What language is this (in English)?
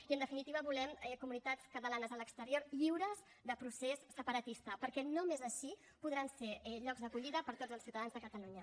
Catalan